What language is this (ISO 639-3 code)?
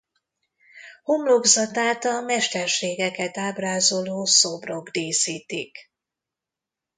hun